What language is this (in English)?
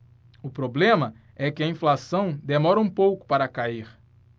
Portuguese